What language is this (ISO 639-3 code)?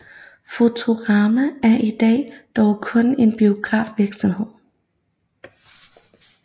dan